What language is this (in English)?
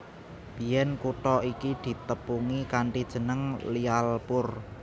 Javanese